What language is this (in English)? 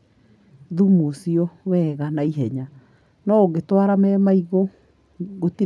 Kikuyu